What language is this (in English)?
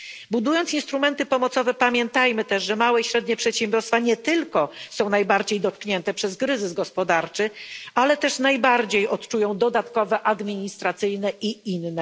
Polish